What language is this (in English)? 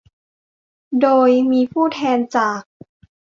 Thai